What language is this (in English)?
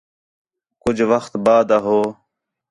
Khetrani